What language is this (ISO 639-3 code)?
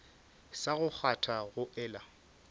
nso